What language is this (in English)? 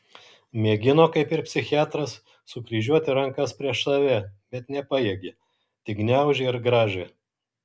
Lithuanian